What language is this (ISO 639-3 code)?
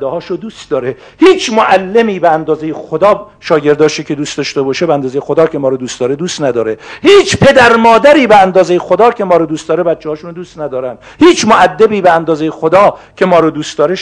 fas